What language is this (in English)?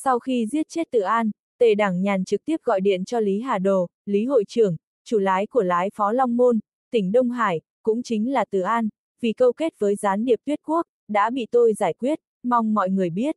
Vietnamese